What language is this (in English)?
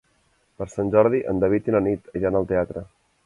Catalan